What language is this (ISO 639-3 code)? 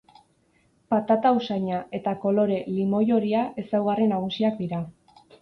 eus